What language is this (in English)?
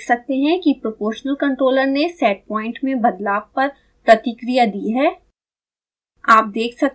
Hindi